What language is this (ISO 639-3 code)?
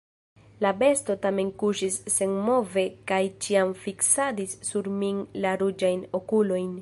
epo